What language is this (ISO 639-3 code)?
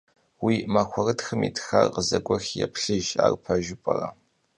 kbd